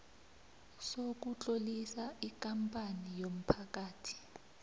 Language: South Ndebele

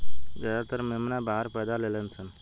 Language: Bhojpuri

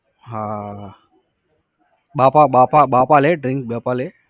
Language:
Gujarati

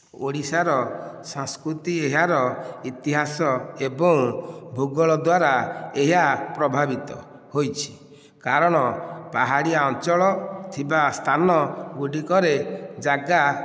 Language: Odia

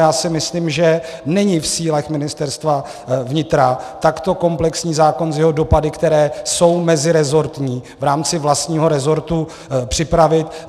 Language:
Czech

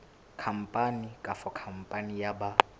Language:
Southern Sotho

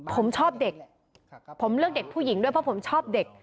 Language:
Thai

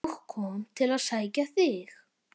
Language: Icelandic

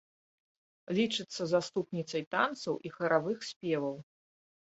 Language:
Belarusian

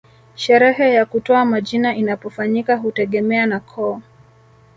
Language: Swahili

